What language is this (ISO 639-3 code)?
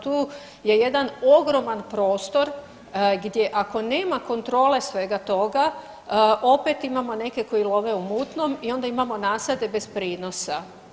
hrv